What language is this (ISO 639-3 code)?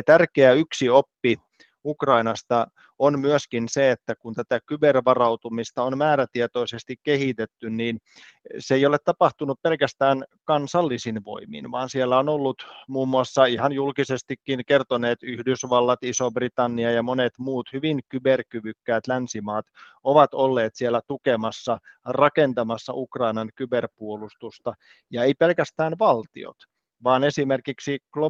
fin